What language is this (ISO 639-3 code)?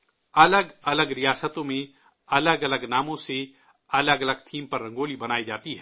urd